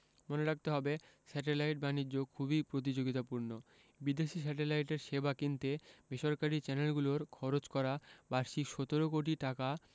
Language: Bangla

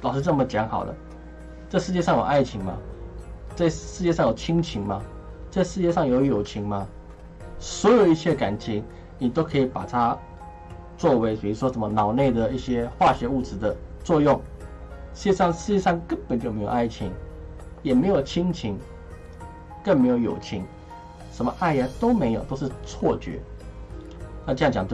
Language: Chinese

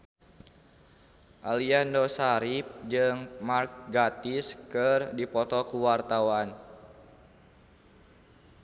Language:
Sundanese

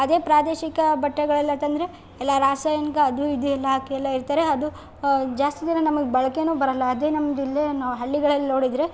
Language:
Kannada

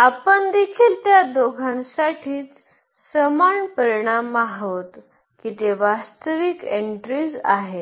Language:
Marathi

